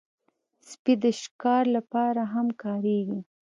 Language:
Pashto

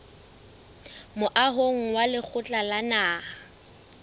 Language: Southern Sotho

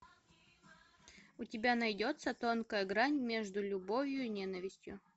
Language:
Russian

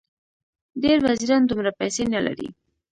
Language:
Pashto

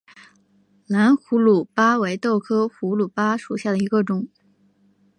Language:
Chinese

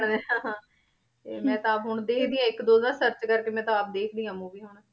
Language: Punjabi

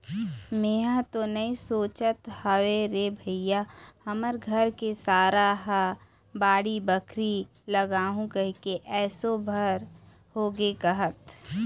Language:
Chhattisgarhi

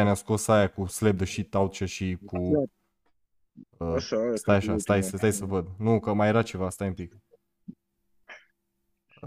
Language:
Romanian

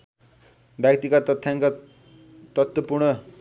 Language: Nepali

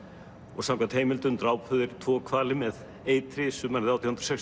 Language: Icelandic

